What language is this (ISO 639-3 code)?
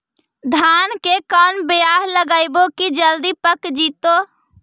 mag